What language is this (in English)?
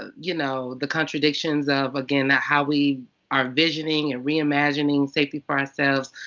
English